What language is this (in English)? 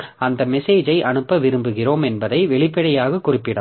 Tamil